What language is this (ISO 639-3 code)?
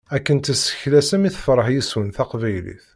kab